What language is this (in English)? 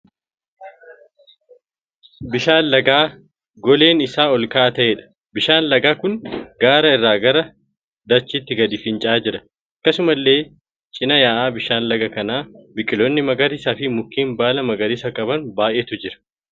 Oromo